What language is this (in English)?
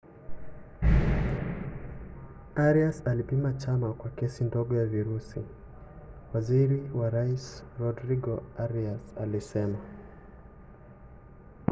Swahili